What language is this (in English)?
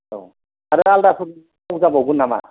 Bodo